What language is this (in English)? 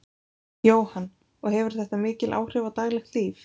Icelandic